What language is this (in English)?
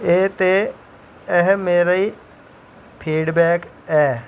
Dogri